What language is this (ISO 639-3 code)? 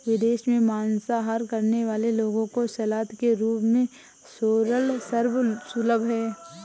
hin